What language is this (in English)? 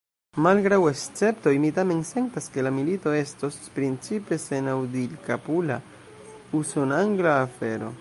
Esperanto